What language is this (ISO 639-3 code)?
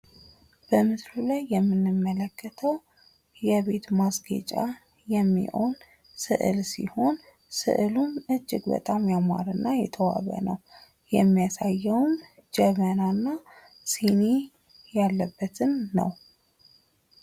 amh